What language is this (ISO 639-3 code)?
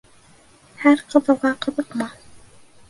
bak